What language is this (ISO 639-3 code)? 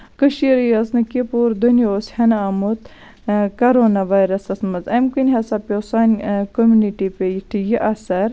kas